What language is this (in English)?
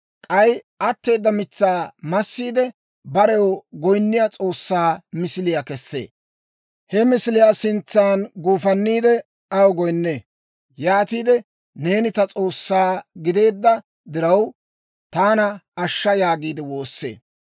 Dawro